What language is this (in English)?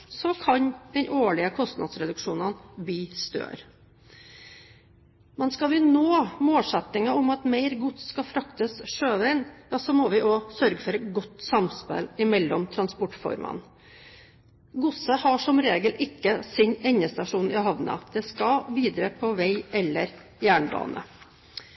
Norwegian Bokmål